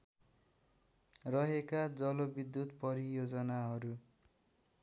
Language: Nepali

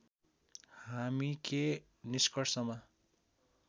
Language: Nepali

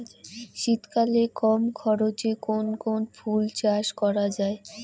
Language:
Bangla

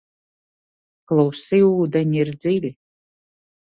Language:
Latvian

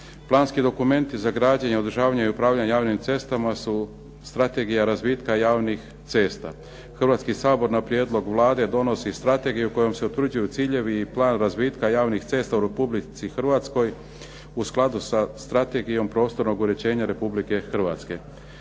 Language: Croatian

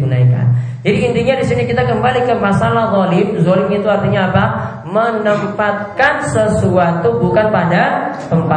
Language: Indonesian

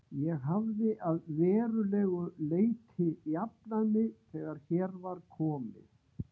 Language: Icelandic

